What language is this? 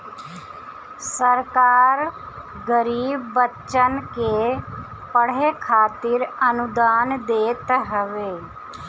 Bhojpuri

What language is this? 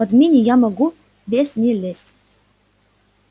Russian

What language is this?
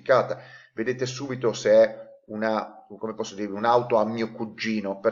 Italian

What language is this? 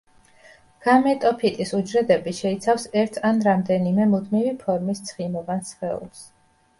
Georgian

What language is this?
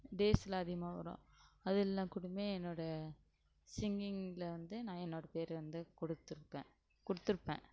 Tamil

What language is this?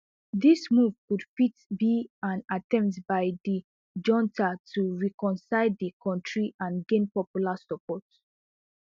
Nigerian Pidgin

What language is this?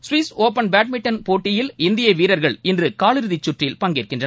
Tamil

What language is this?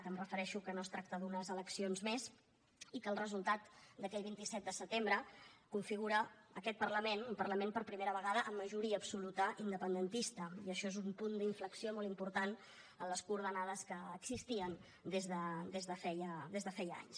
Catalan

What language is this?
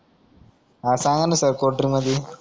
Marathi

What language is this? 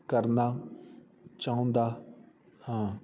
Punjabi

